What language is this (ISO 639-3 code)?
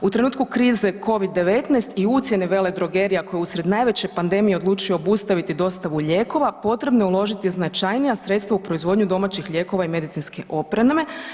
hrv